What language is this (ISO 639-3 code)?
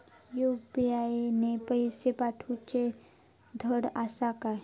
mar